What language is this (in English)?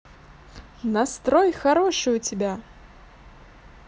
Russian